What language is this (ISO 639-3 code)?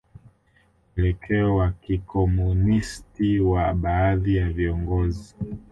swa